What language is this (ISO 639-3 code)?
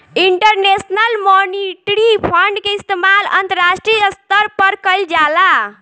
bho